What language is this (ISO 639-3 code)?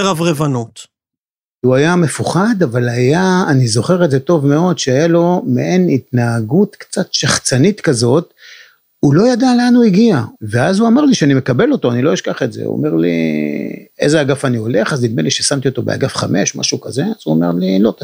heb